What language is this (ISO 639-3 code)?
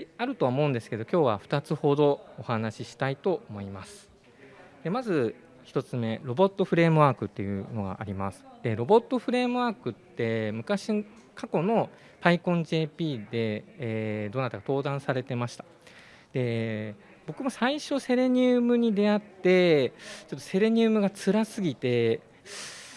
jpn